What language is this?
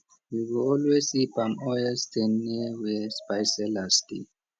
Nigerian Pidgin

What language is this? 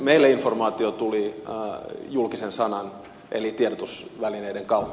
Finnish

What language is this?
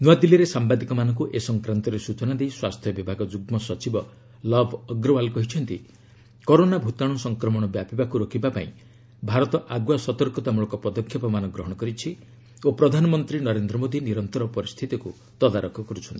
Odia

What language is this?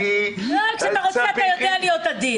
Hebrew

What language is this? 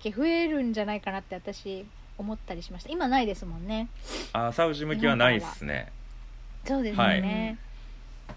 Japanese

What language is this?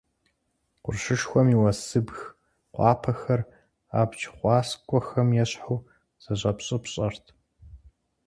Kabardian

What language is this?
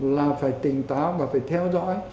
Vietnamese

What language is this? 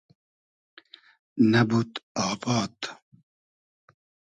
Hazaragi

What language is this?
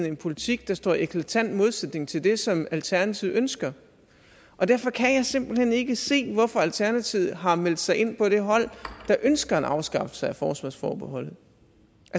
Danish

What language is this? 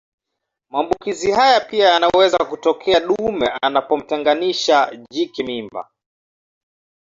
Swahili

